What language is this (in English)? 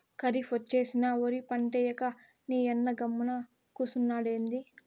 Telugu